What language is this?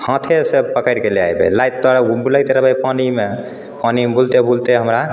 Maithili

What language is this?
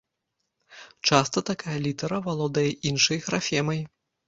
Belarusian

